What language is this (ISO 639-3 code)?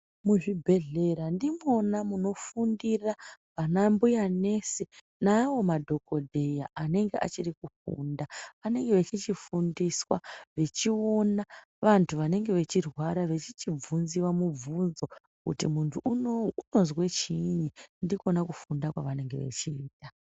ndc